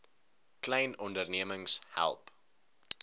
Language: Afrikaans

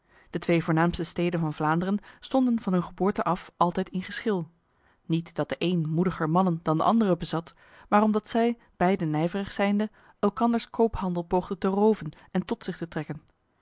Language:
Dutch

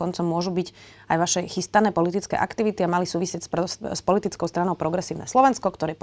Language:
Slovak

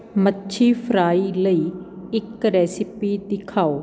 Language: Punjabi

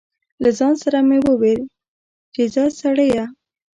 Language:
Pashto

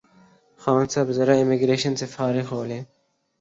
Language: Urdu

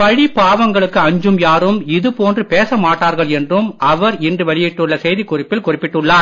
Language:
Tamil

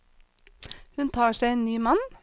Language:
Norwegian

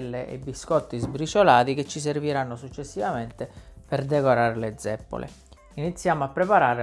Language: Italian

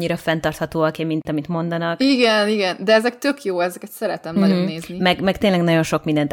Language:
Hungarian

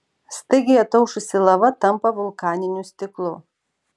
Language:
Lithuanian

